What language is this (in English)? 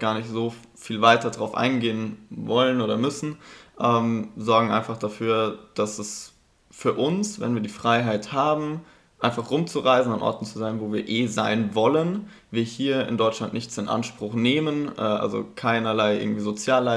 German